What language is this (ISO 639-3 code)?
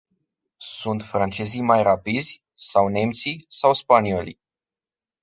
ron